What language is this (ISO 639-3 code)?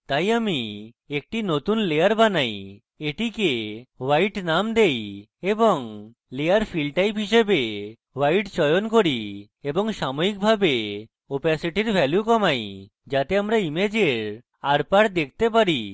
ben